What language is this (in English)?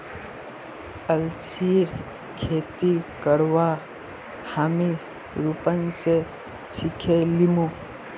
Magahi